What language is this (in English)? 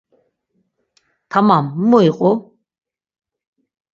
Laz